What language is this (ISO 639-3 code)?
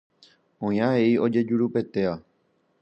grn